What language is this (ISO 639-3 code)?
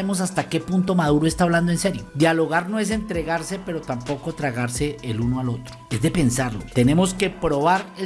spa